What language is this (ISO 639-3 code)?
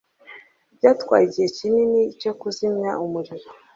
kin